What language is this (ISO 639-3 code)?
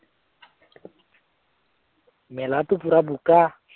asm